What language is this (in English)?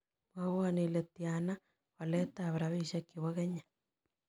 Kalenjin